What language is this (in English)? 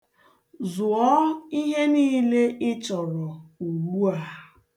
Igbo